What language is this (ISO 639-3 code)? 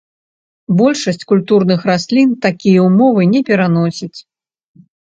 bel